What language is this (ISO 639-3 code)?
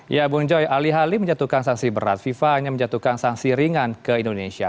ind